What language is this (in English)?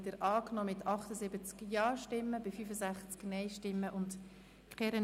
Swiss German